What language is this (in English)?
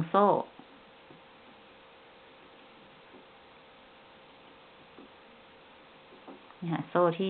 Thai